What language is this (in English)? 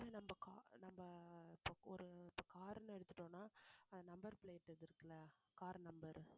Tamil